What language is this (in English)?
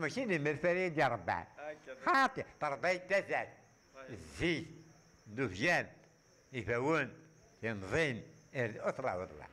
Arabic